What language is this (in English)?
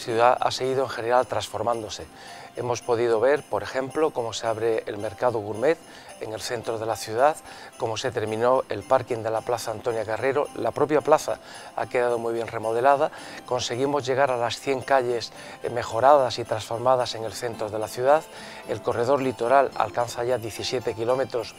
Spanish